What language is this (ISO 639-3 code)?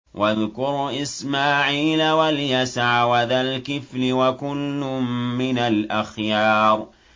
ara